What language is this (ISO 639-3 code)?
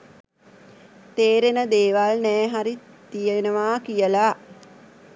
sin